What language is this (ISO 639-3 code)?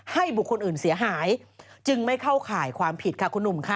tha